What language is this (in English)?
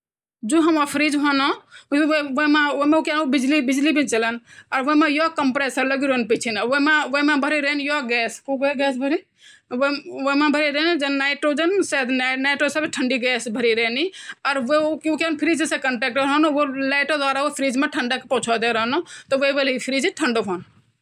Garhwali